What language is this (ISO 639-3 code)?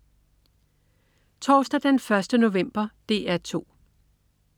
dan